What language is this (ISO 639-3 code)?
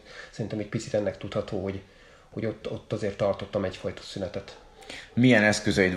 hun